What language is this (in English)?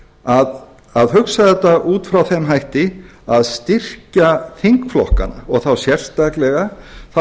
Icelandic